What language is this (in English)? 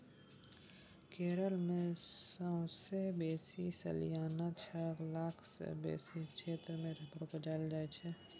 Maithili